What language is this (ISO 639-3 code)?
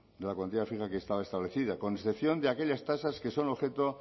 spa